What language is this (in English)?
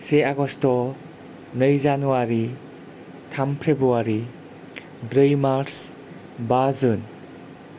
Bodo